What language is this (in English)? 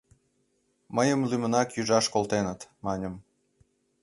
Mari